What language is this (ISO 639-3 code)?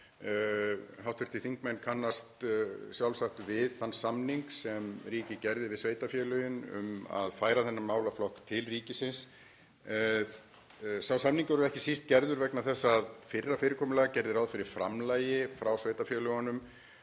isl